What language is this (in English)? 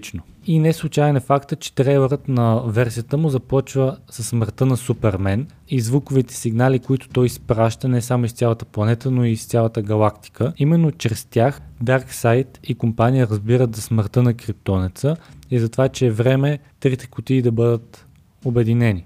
Bulgarian